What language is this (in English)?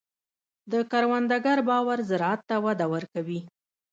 Pashto